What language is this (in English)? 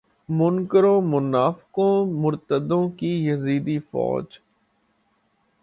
Urdu